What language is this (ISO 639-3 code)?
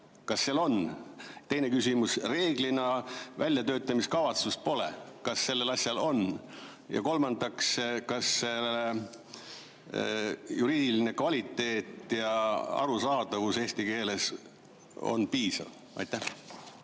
est